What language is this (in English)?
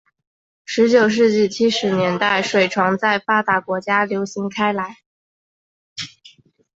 Chinese